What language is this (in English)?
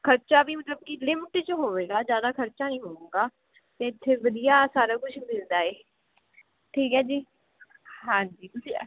Punjabi